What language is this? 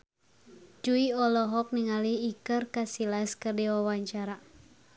Sundanese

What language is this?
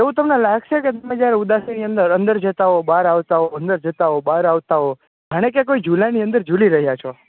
Gujarati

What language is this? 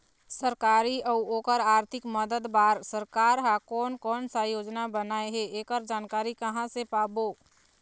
Chhattisgarhi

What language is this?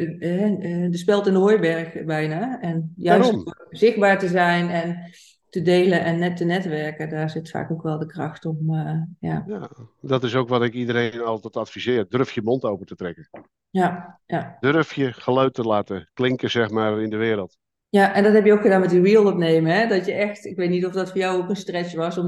Dutch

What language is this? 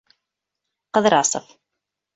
Bashkir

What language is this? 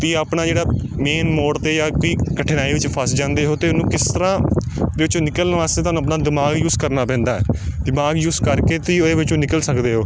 Punjabi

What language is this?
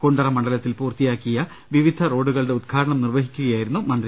Malayalam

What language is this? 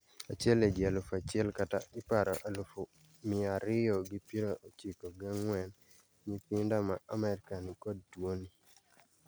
Luo (Kenya and Tanzania)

